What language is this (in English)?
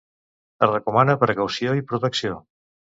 Catalan